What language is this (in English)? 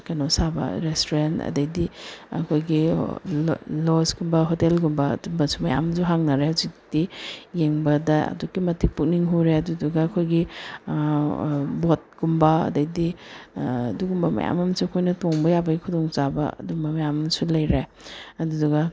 Manipuri